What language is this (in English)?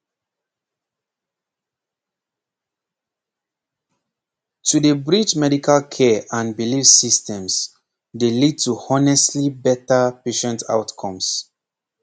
Nigerian Pidgin